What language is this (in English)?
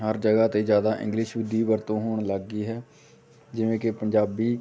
Punjabi